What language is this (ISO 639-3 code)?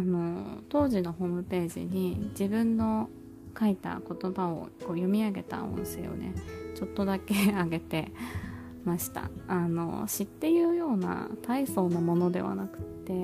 jpn